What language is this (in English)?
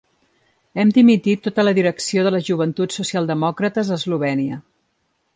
Catalan